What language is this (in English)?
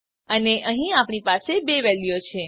Gujarati